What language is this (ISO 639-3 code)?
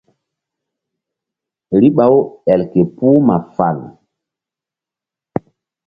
mdd